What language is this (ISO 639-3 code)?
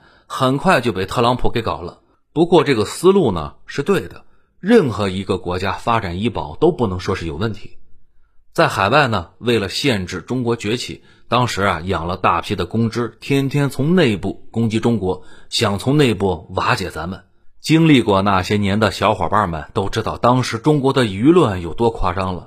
zho